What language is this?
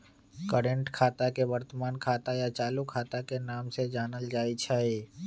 Magahi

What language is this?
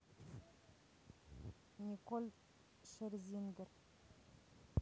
Russian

